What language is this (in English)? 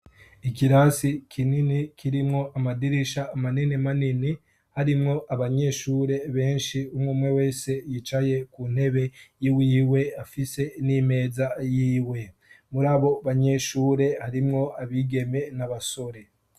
Rundi